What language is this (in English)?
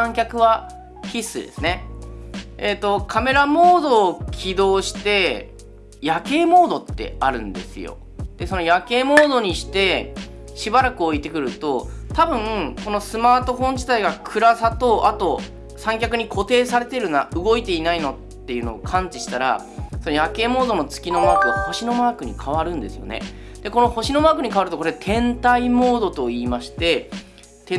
Japanese